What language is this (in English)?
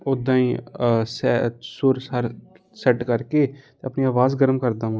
Punjabi